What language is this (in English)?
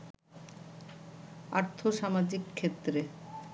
Bangla